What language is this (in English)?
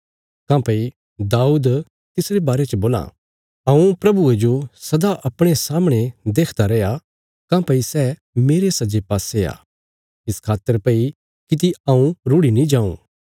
Bilaspuri